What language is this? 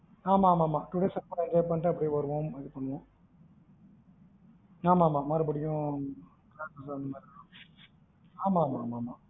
Tamil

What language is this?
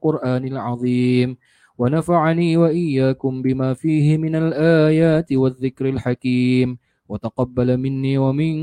Malay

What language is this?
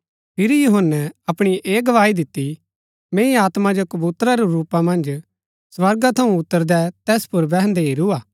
Gaddi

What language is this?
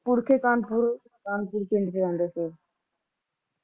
Punjabi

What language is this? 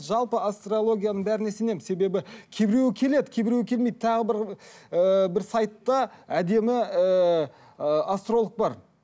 Kazakh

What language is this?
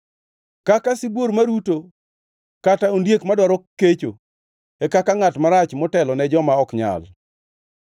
Luo (Kenya and Tanzania)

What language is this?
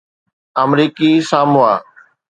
Sindhi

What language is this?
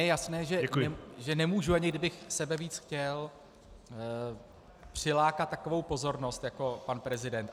Czech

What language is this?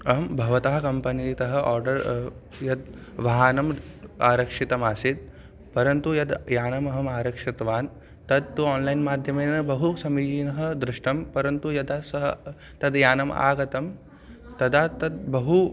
Sanskrit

